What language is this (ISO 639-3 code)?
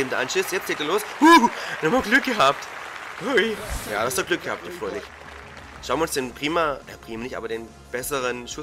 deu